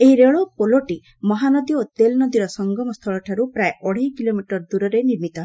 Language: Odia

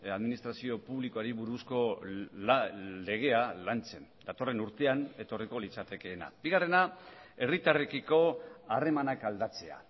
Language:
Basque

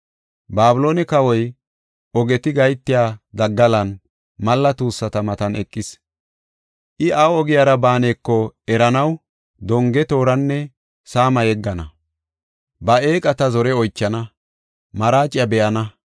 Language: Gofa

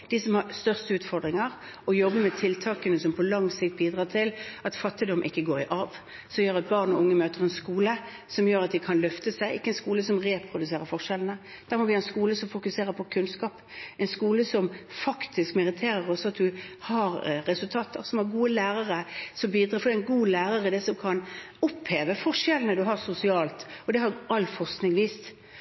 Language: Norwegian Bokmål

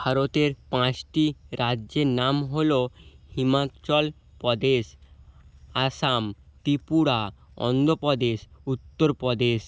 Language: Bangla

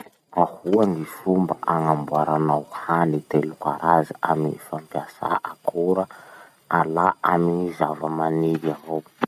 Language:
Masikoro Malagasy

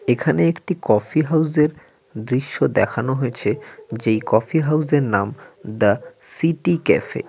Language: Bangla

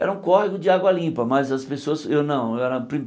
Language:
Portuguese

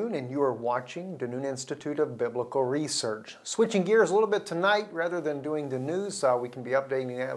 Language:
English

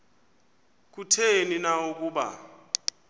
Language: Xhosa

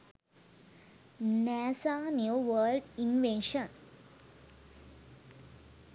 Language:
Sinhala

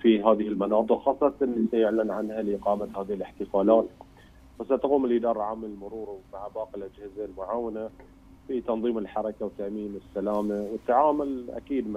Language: Arabic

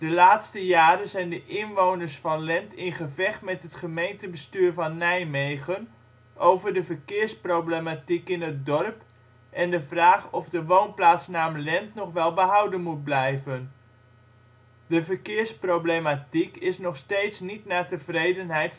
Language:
Dutch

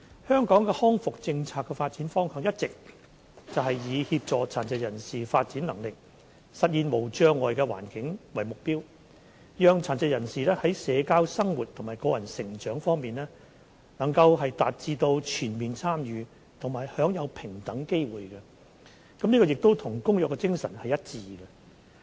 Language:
Cantonese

